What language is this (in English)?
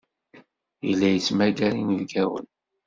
Kabyle